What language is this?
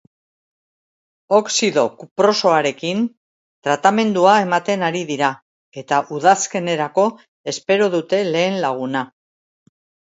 Basque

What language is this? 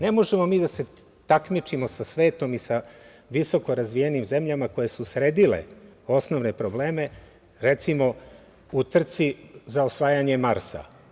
Serbian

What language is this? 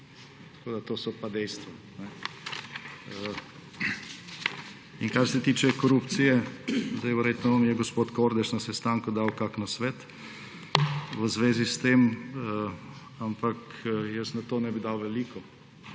Slovenian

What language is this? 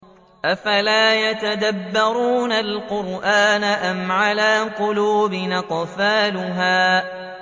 Arabic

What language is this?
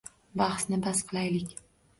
Uzbek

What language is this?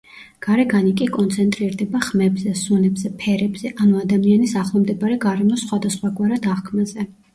Georgian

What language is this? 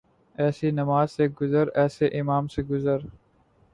Urdu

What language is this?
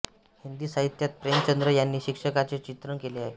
Marathi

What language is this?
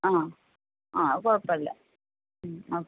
Malayalam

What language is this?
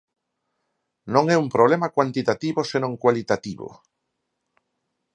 Galician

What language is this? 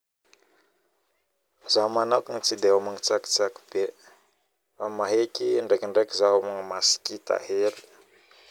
Northern Betsimisaraka Malagasy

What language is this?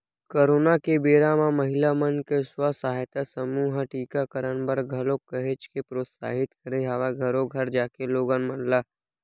Chhattisgarhi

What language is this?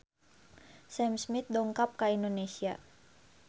Sundanese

